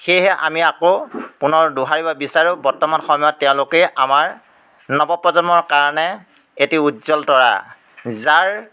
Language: Assamese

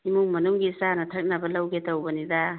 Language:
Manipuri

